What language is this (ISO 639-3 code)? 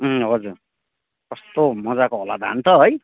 nep